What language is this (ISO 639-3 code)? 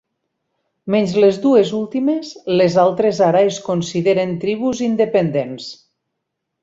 cat